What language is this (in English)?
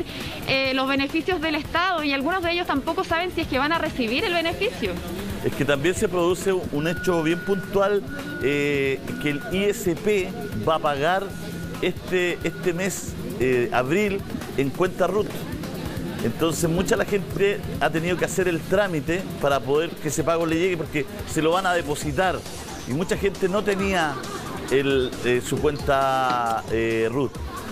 Spanish